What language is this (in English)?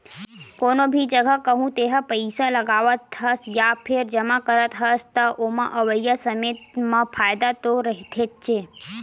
Chhattisgarhi